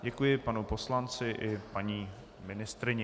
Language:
Czech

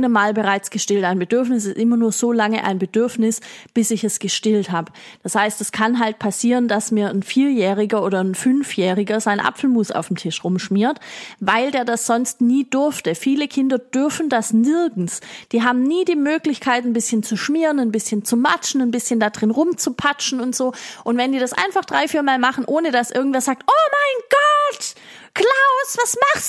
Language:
German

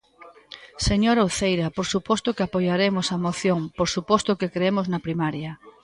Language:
Galician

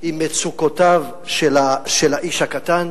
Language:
Hebrew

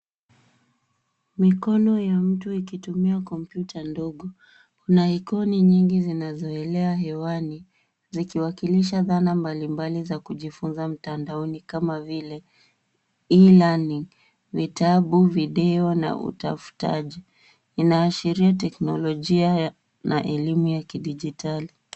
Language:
Swahili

